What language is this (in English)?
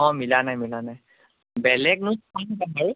Assamese